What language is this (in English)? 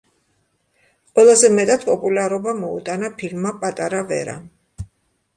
Georgian